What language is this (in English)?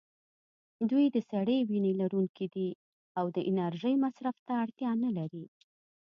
Pashto